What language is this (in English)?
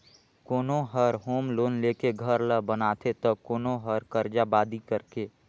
Chhattisgarhi